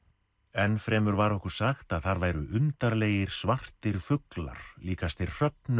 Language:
Icelandic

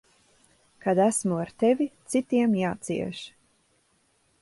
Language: Latvian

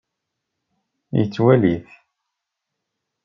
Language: Kabyle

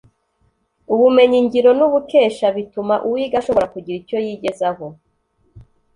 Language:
Kinyarwanda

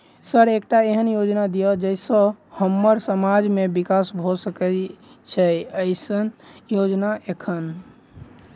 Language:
Maithili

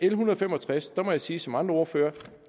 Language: Danish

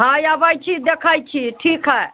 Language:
Maithili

